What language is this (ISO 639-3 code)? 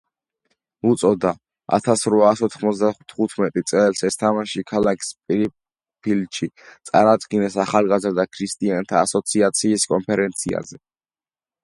kat